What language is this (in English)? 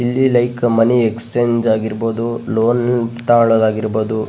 Kannada